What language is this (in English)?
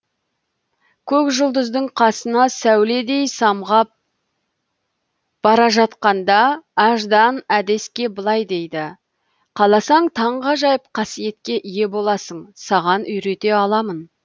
Kazakh